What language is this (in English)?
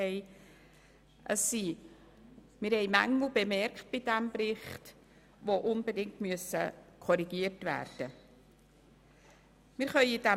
Swiss German